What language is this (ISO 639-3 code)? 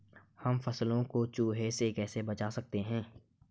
hin